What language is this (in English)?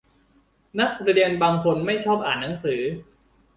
Thai